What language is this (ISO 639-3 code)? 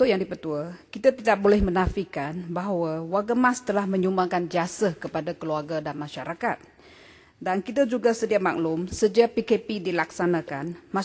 msa